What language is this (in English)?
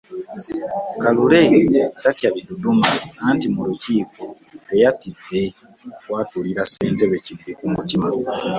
Ganda